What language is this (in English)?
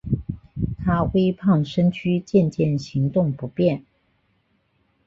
Chinese